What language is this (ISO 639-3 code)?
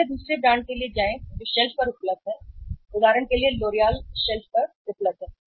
hin